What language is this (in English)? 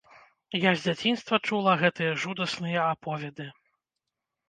Belarusian